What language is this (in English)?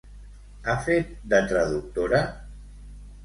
Catalan